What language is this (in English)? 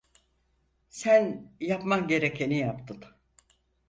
Turkish